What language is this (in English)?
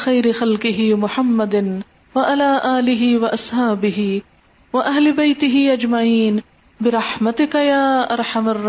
Urdu